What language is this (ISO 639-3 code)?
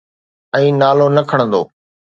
snd